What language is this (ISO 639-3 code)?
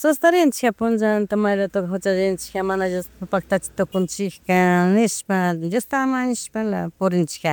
qug